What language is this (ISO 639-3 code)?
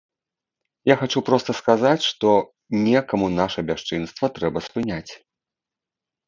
bel